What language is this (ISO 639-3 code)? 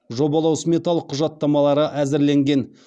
kaz